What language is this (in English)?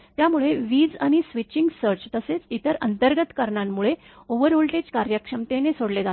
Marathi